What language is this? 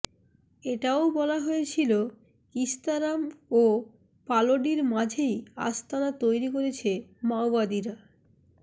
Bangla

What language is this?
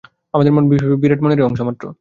Bangla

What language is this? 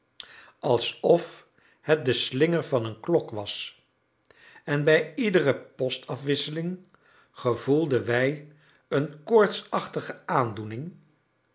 Dutch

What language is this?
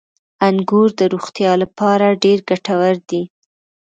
Pashto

